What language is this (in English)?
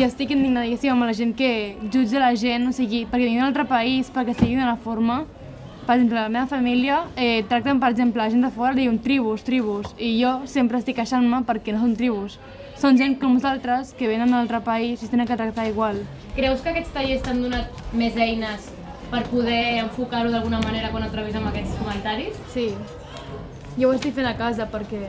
Spanish